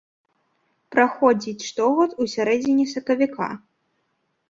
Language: Belarusian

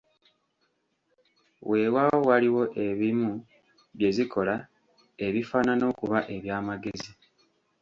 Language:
Ganda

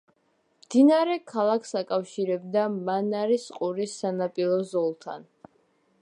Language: Georgian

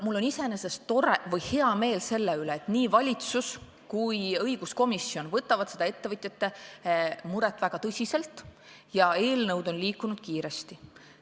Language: Estonian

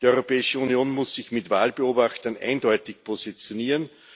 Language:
German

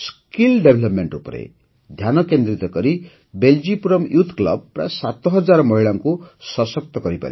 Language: Odia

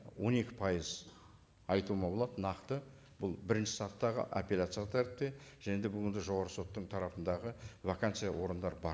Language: Kazakh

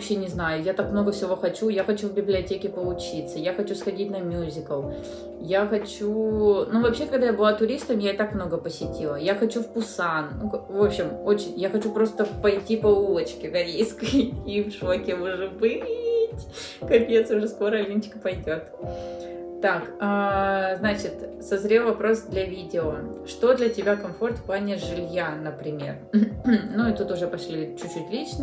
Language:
Russian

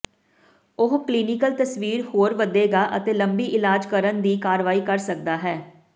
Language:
Punjabi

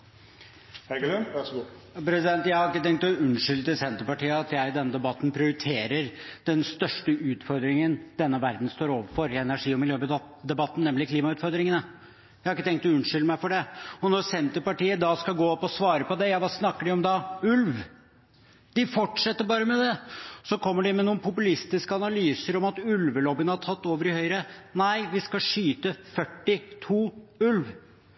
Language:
Norwegian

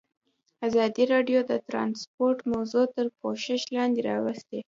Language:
Pashto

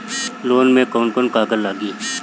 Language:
Bhojpuri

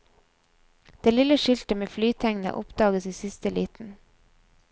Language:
Norwegian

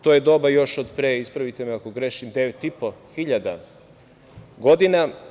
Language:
Serbian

